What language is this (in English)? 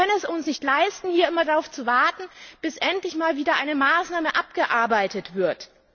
German